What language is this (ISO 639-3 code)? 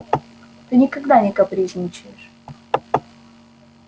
rus